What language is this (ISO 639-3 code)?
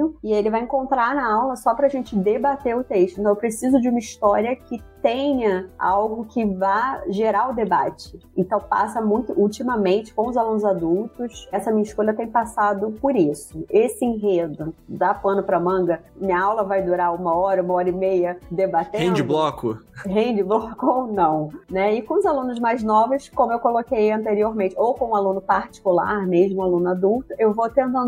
por